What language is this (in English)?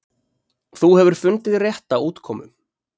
Icelandic